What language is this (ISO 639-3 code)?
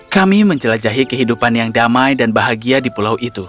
ind